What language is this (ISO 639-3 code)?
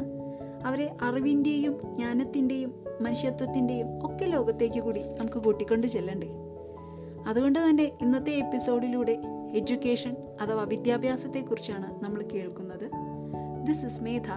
mal